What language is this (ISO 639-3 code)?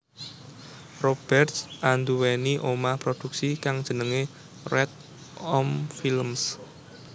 jav